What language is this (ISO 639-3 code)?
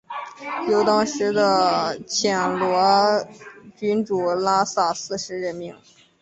zho